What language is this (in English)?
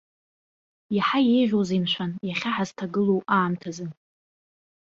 Abkhazian